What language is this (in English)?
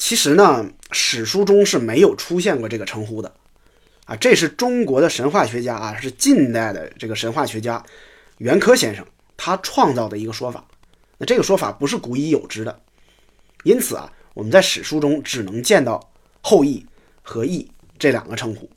Chinese